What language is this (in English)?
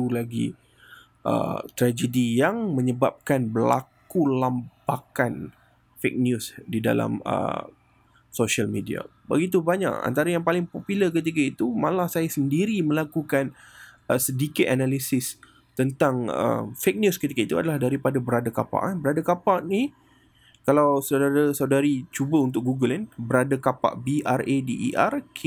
Malay